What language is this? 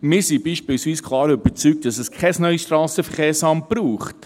Swiss German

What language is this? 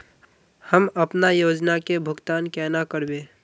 Magahi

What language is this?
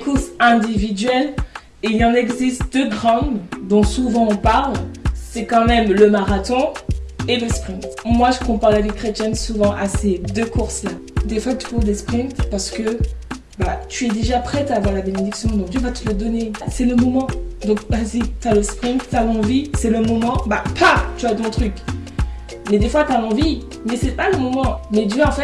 French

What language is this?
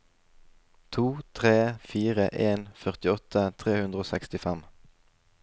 Norwegian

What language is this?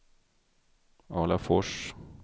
Swedish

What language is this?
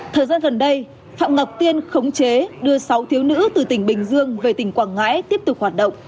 Vietnamese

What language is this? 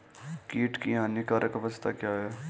Hindi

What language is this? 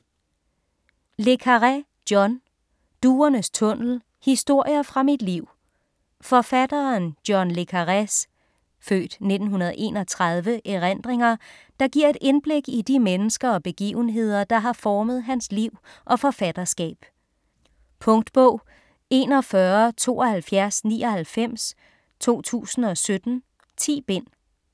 Danish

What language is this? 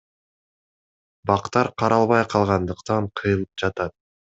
Kyrgyz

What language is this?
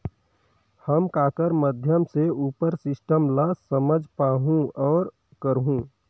Chhattisgarhi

